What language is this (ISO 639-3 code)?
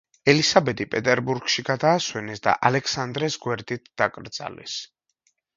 kat